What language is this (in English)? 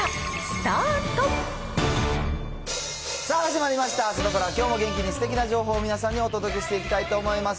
Japanese